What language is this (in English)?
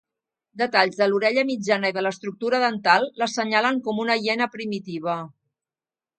Catalan